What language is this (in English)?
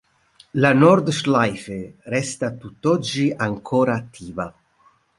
Italian